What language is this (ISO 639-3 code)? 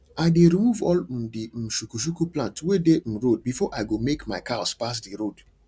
pcm